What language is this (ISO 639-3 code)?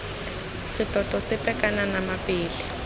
tsn